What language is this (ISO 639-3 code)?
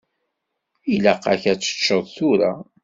kab